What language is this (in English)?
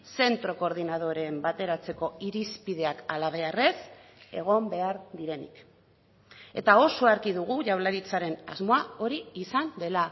Basque